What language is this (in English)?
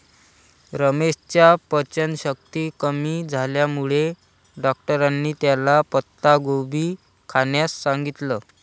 Marathi